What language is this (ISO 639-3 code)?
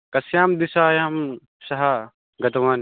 san